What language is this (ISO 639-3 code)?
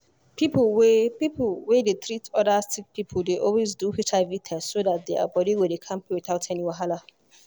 pcm